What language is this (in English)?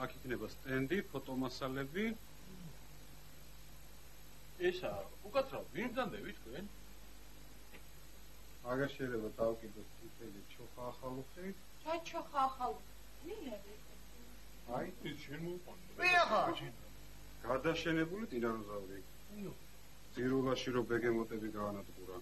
Greek